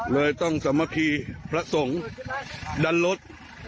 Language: Thai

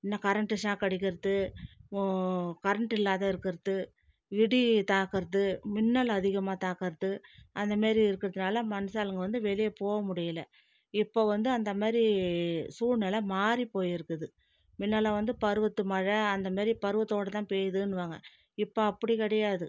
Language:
Tamil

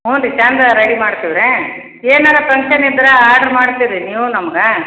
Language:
Kannada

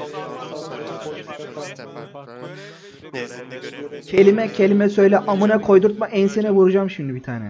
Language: Turkish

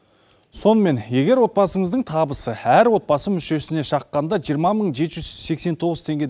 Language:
Kazakh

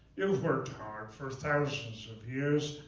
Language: English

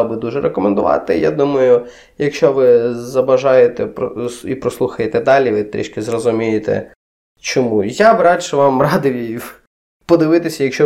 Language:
Ukrainian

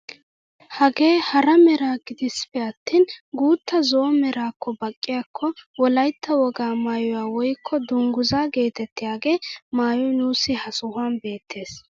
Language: Wolaytta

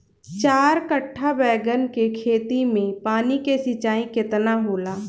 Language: Bhojpuri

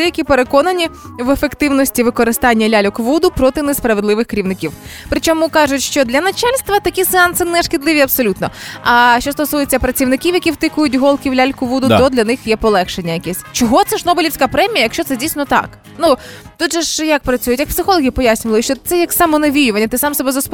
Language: Ukrainian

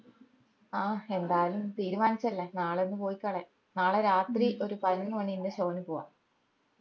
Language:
Malayalam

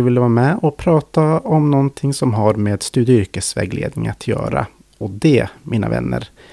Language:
Swedish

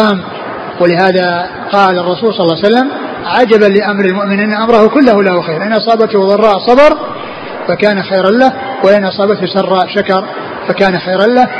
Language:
Arabic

